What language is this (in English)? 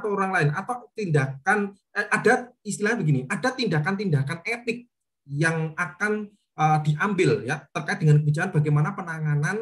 Indonesian